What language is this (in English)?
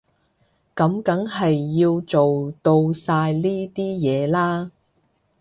Cantonese